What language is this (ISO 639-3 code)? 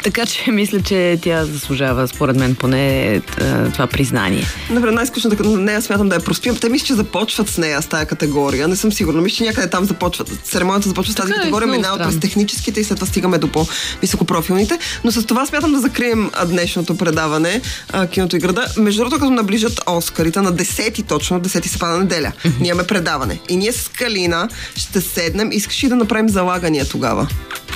bul